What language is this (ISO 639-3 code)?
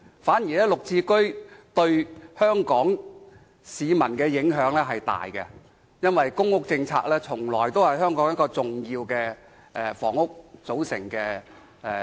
yue